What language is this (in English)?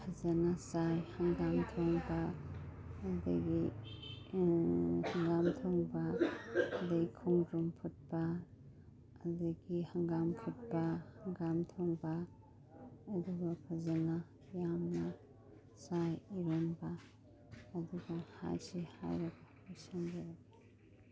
Manipuri